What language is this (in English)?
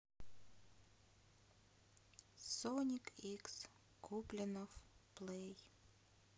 Russian